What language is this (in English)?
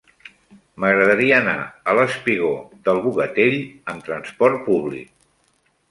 Catalan